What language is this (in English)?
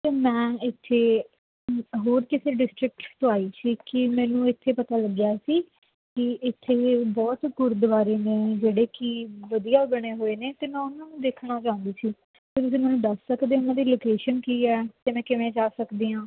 Punjabi